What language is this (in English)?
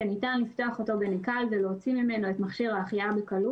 Hebrew